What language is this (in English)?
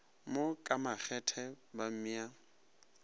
Northern Sotho